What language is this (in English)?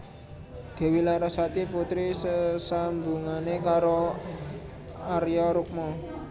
Javanese